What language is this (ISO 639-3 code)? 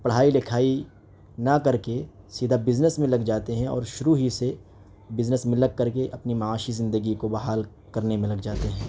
urd